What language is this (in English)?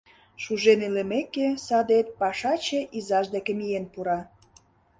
Mari